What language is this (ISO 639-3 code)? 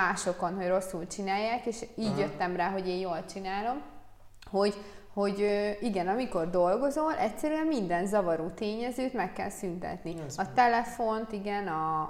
hun